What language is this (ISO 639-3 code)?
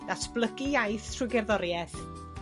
cym